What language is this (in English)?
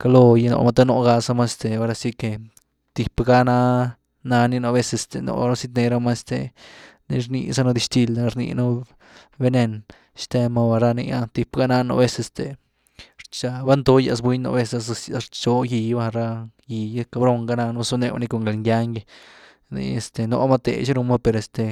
Güilá Zapotec